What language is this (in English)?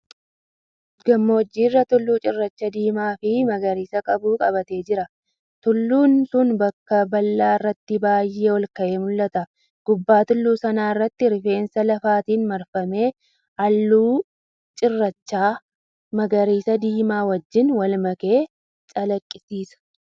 Oromo